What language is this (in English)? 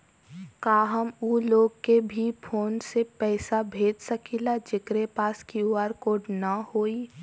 Bhojpuri